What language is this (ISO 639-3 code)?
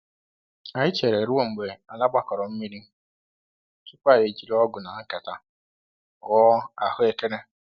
ibo